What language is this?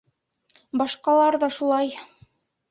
Bashkir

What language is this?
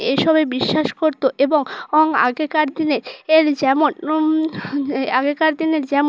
Bangla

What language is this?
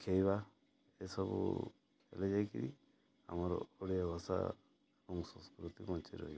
Odia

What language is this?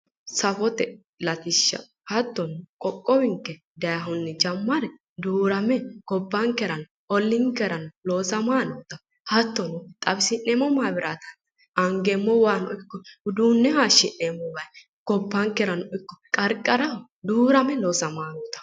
Sidamo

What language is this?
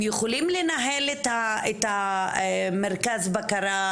Hebrew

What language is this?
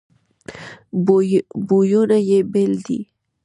Pashto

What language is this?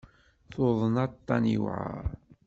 Kabyle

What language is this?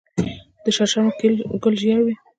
Pashto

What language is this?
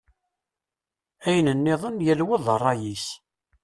Kabyle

